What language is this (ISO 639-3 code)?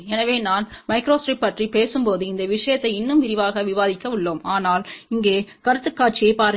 tam